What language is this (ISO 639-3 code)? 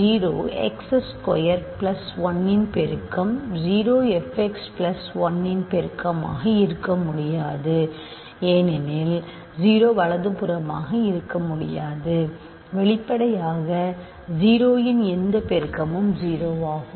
tam